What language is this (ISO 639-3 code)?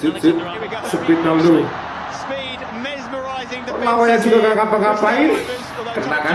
ind